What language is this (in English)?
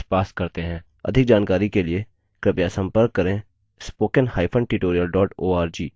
Hindi